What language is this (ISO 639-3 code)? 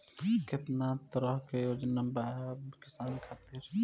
bho